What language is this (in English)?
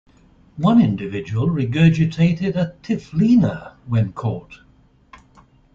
English